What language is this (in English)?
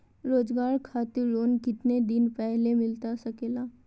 Magahi